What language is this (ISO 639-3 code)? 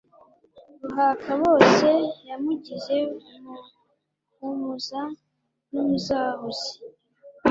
kin